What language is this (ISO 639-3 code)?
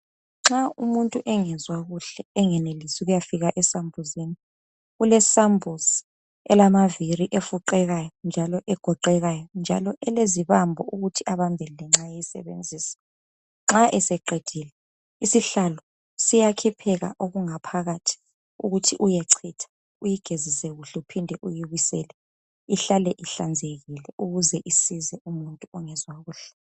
nde